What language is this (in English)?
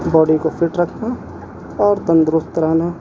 Urdu